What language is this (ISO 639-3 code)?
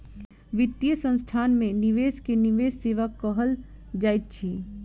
mai